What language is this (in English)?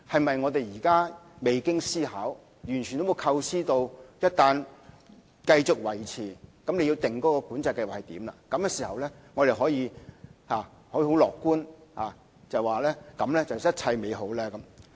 Cantonese